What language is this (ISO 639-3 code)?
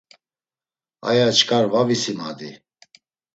lzz